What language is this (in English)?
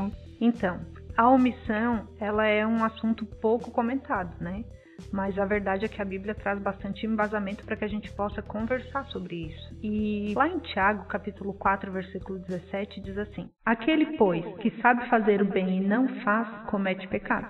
Portuguese